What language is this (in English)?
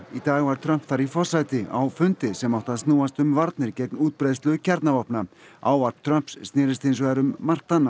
Icelandic